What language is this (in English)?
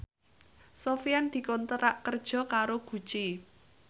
Javanese